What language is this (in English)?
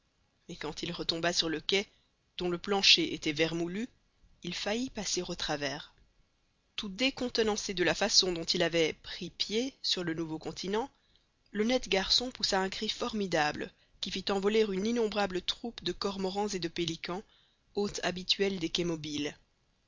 French